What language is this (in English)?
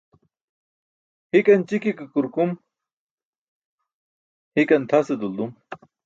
Burushaski